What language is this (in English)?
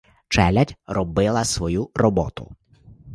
Ukrainian